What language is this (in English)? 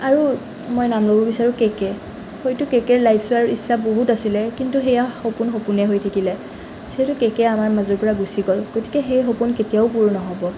Assamese